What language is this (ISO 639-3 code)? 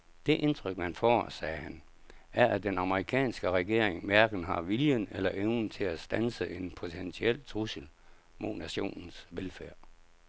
dan